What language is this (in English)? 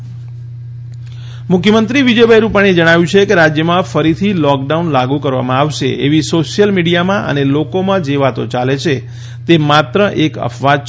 Gujarati